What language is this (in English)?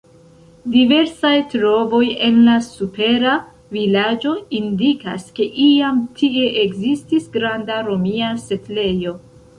Esperanto